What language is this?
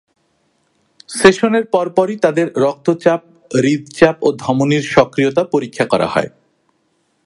Bangla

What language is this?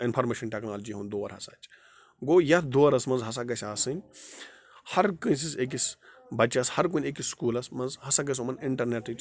Kashmiri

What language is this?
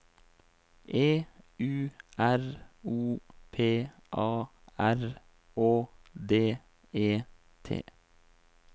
Norwegian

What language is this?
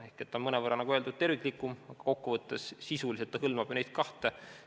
Estonian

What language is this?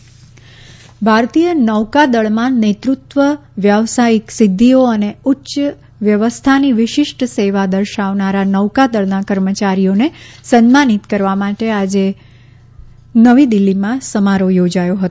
Gujarati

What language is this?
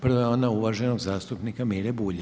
Croatian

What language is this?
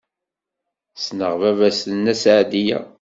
Kabyle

